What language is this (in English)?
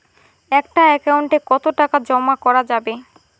Bangla